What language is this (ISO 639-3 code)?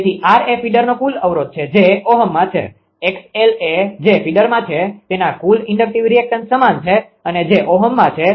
guj